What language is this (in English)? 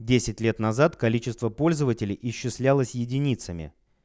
Russian